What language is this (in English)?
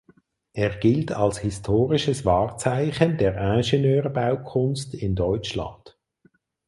German